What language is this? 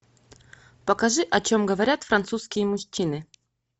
Russian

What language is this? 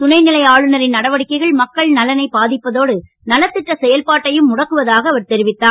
Tamil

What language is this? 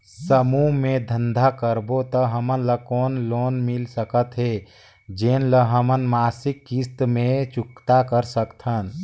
Chhattisgarhi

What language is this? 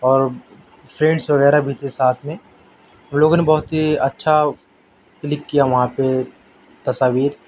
Urdu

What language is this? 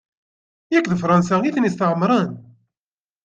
Kabyle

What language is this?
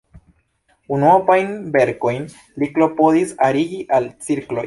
Esperanto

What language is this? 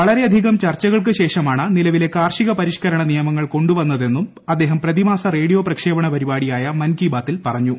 Malayalam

